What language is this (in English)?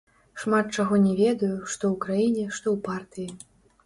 Belarusian